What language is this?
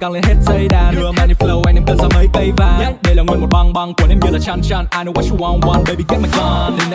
Vietnamese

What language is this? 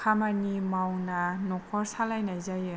Bodo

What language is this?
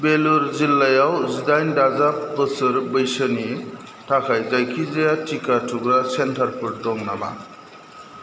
Bodo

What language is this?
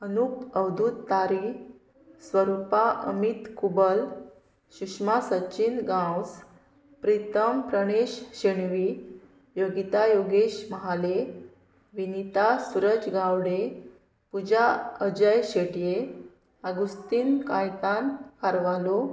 Konkani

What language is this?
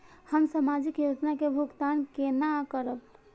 Maithili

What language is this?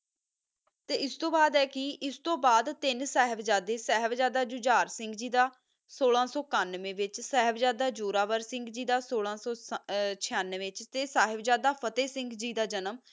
Punjabi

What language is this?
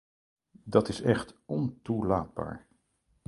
Dutch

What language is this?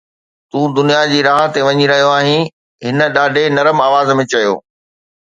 Sindhi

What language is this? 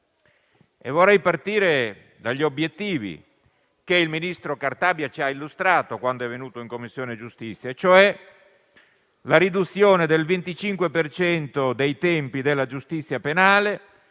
Italian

